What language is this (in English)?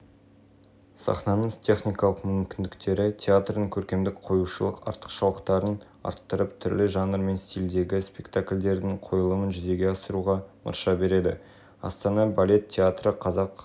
Kazakh